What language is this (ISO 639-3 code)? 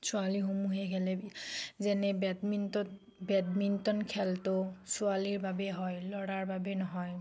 asm